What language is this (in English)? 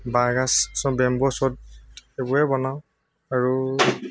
Assamese